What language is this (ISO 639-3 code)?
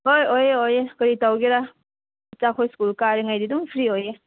mni